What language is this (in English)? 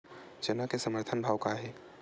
Chhattisgarhi